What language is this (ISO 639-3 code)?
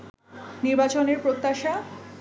ben